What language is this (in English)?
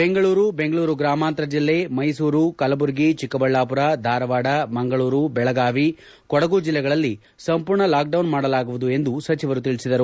Kannada